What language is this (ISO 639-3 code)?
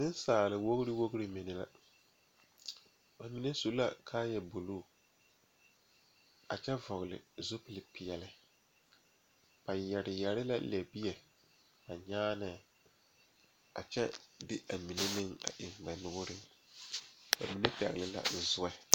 dga